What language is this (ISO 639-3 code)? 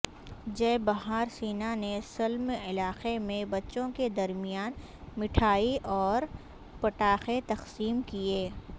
urd